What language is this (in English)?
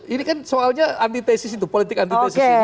Indonesian